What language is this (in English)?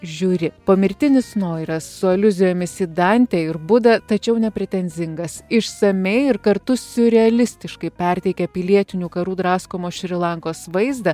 Lithuanian